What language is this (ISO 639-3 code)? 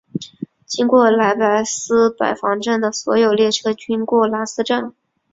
zho